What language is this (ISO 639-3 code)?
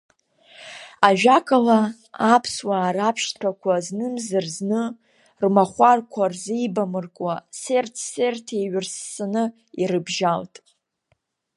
abk